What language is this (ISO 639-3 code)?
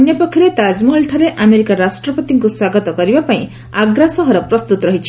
ori